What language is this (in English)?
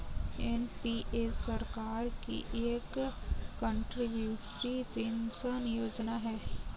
Hindi